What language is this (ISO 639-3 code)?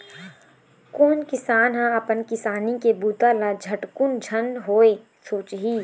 hne